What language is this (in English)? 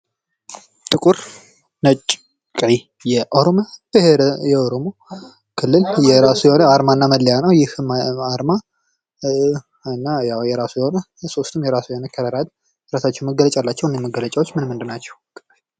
Amharic